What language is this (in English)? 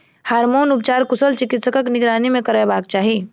Maithili